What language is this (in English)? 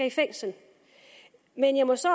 Danish